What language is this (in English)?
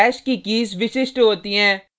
Hindi